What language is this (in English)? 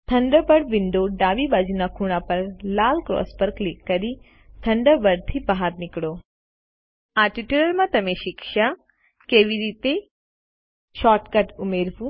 Gujarati